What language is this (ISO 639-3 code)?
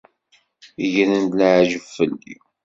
kab